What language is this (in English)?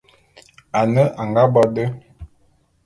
Bulu